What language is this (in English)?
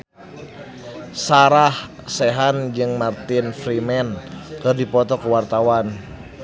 Sundanese